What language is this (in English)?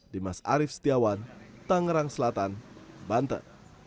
Indonesian